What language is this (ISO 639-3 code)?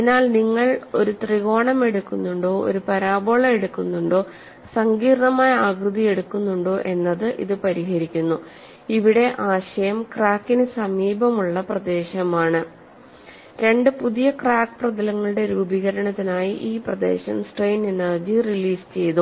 mal